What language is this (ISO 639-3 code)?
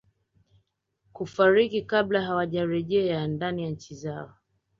swa